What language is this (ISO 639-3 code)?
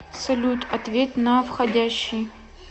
rus